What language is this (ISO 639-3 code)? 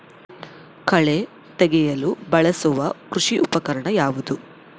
kan